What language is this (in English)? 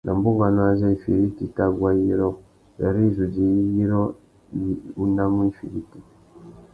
Tuki